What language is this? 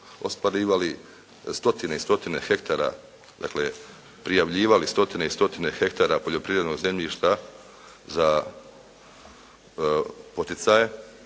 Croatian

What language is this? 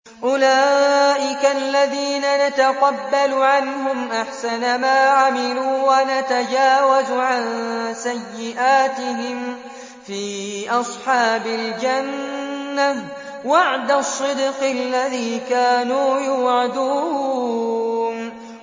Arabic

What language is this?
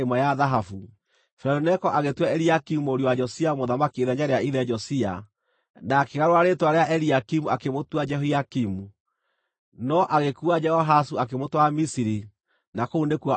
Kikuyu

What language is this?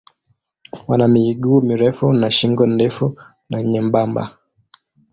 Swahili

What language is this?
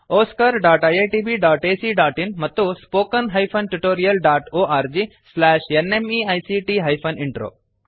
Kannada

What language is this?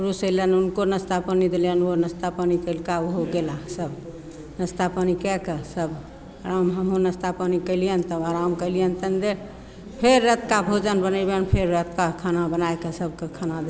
Maithili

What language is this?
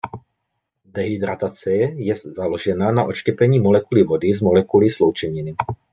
Czech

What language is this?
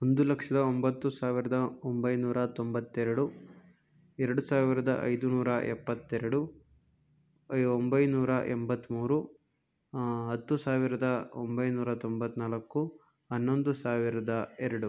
Kannada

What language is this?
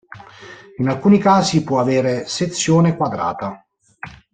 Italian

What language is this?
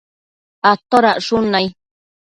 Matsés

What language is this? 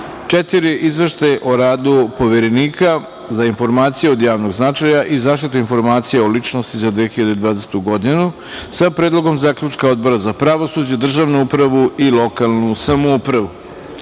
Serbian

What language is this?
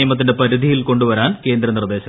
Malayalam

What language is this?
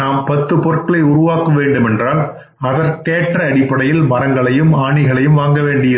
Tamil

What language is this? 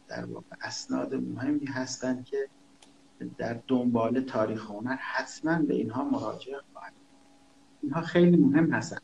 Persian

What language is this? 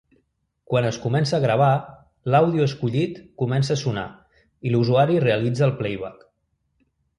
Catalan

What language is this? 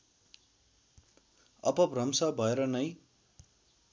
Nepali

